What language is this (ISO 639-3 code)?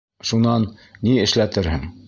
bak